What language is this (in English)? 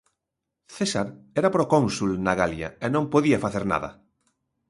Galician